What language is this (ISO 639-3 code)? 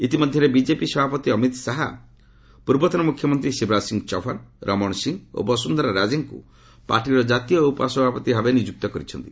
ori